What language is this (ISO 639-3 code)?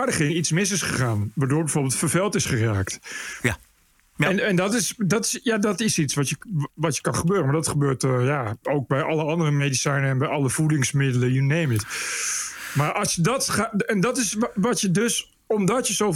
nld